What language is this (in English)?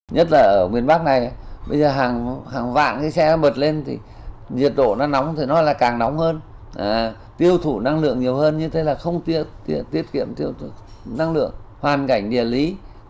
Vietnamese